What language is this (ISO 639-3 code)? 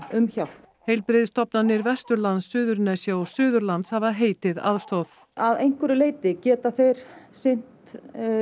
isl